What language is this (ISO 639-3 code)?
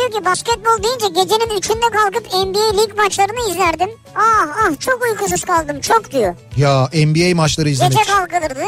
tur